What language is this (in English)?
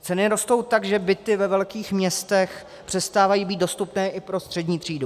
Czech